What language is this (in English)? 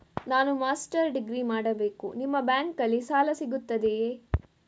Kannada